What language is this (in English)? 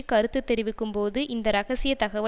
Tamil